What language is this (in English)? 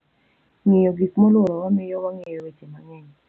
Luo (Kenya and Tanzania)